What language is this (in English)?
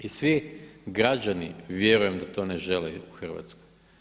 Croatian